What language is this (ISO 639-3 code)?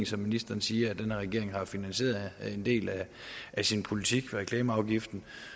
dan